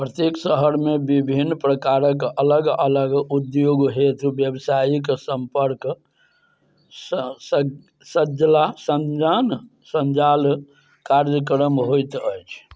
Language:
Maithili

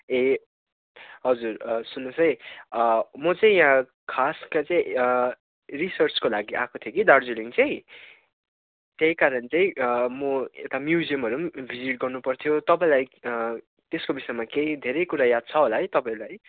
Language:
Nepali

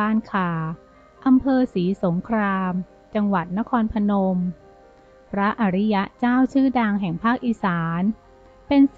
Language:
Thai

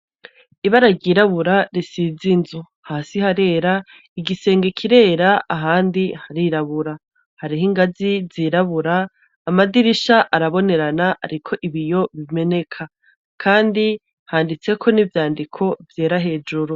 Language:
Rundi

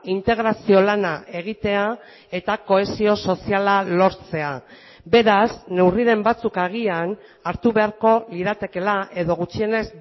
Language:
Basque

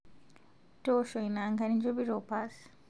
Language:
Masai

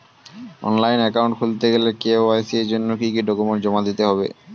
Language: Bangla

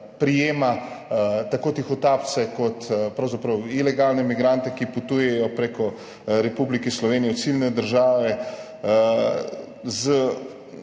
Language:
Slovenian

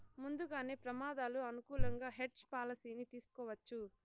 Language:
Telugu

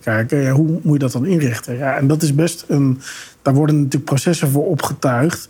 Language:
Dutch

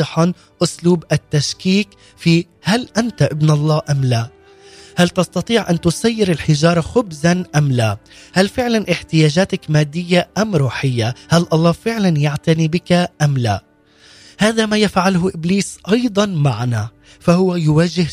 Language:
Arabic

